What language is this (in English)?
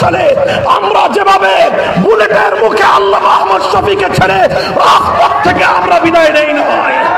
Romanian